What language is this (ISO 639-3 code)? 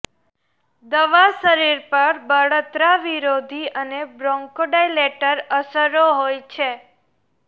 guj